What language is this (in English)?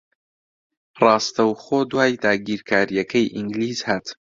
Central Kurdish